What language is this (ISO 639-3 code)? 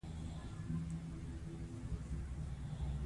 pus